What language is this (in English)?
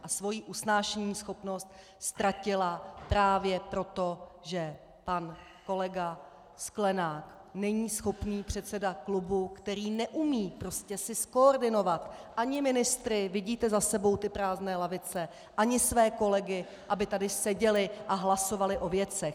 Czech